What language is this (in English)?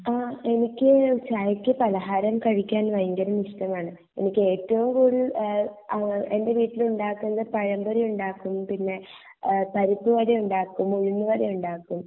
Malayalam